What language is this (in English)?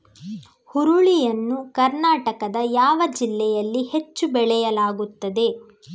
Kannada